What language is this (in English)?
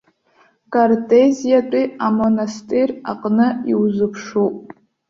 Abkhazian